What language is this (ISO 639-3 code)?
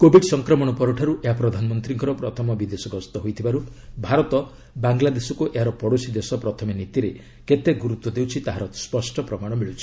ori